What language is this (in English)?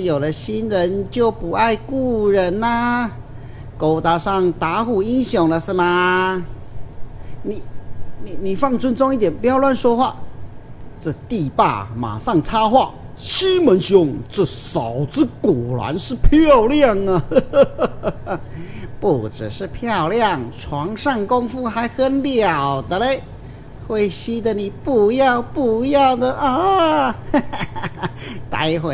Chinese